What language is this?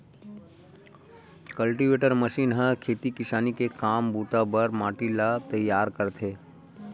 Chhattisgarhi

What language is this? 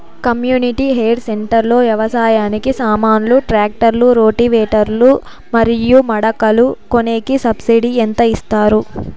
Telugu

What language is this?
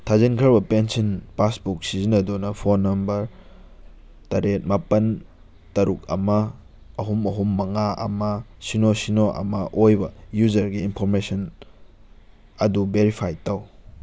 Manipuri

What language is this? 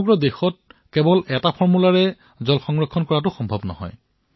Assamese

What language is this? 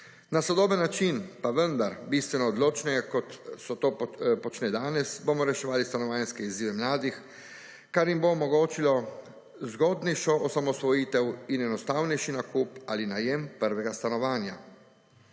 Slovenian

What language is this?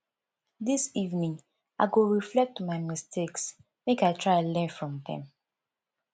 Nigerian Pidgin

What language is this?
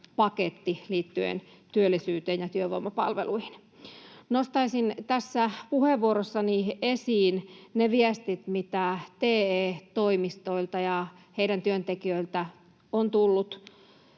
Finnish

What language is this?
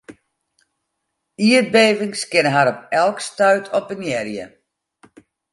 Western Frisian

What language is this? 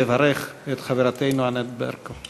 Hebrew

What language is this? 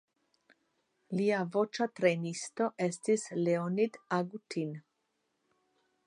Esperanto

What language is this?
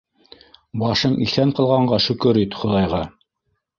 Bashkir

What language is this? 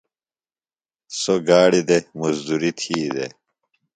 Phalura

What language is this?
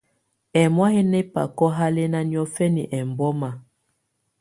Tunen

